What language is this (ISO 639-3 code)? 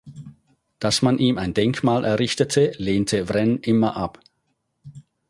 deu